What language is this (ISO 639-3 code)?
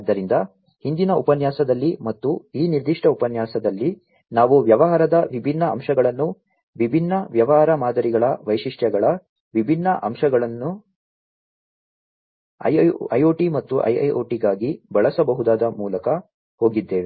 kan